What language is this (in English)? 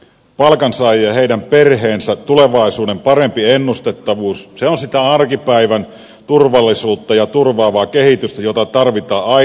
Finnish